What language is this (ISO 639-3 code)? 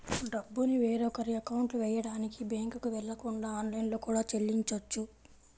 tel